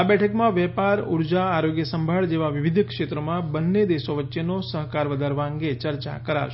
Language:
Gujarati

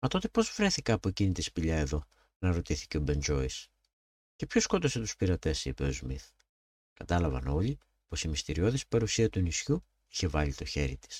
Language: Greek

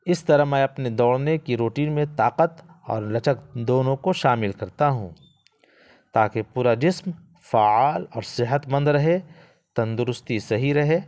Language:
Urdu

